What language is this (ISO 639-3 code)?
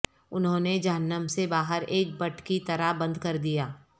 urd